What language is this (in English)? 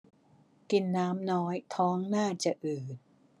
Thai